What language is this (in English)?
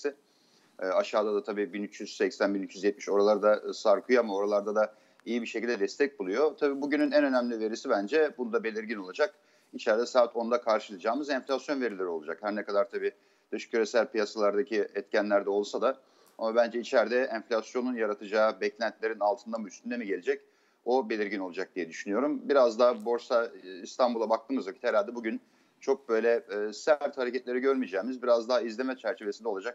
Turkish